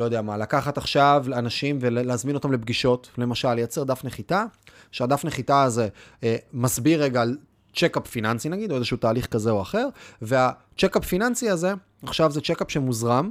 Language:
Hebrew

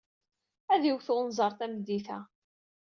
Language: Kabyle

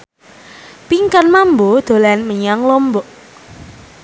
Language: Javanese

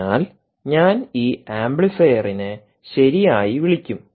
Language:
Malayalam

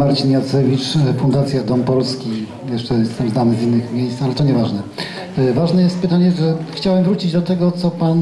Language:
Polish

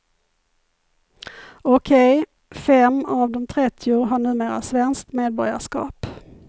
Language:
Swedish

